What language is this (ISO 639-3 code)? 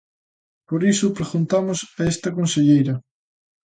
glg